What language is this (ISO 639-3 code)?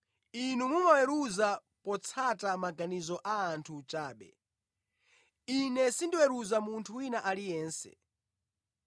nya